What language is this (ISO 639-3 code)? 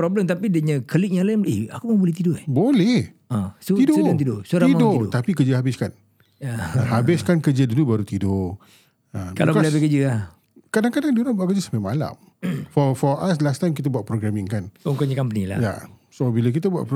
msa